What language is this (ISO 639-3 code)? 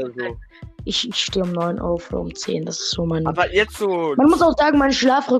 deu